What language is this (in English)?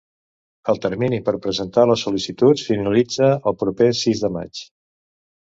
Catalan